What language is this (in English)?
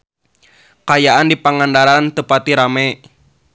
Sundanese